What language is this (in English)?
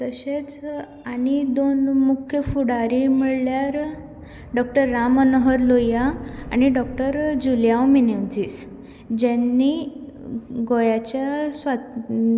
Konkani